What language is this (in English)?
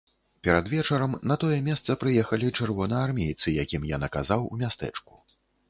Belarusian